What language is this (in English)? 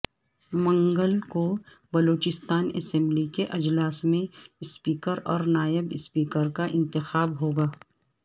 Urdu